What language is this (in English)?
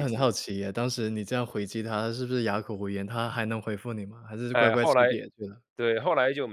Chinese